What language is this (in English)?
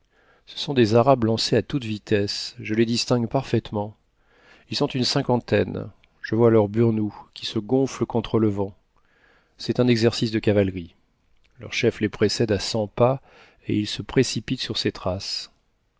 French